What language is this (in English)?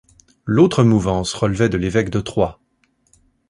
French